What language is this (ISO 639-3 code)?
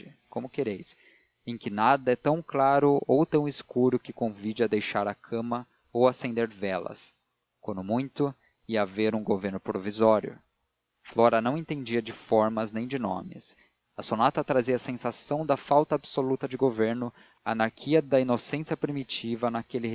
por